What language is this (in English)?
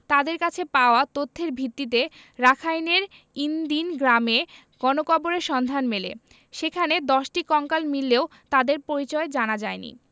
Bangla